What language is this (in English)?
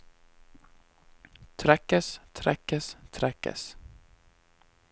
Norwegian